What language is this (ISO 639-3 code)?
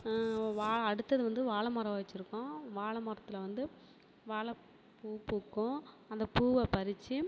tam